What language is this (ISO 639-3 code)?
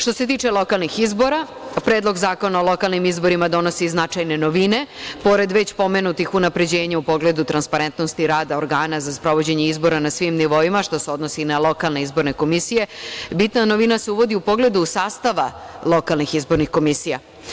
srp